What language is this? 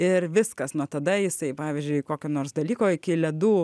Lithuanian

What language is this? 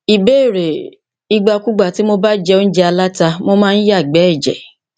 Yoruba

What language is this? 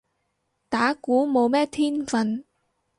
Cantonese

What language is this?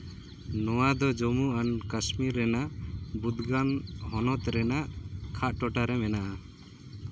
Santali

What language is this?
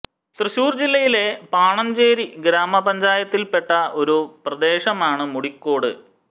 Malayalam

